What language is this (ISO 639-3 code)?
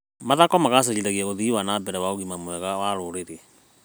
kik